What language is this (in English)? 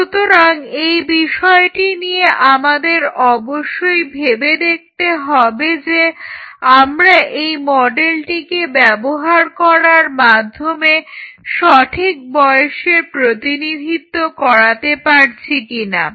Bangla